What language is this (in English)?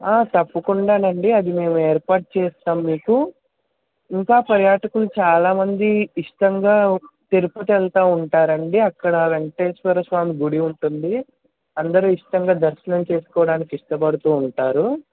Telugu